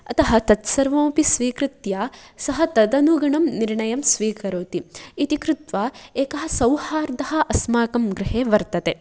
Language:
Sanskrit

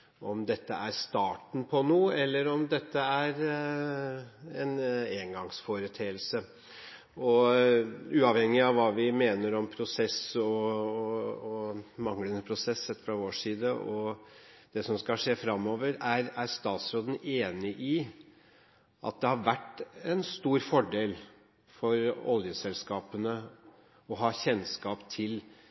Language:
Norwegian Bokmål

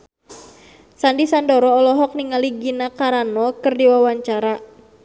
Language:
Sundanese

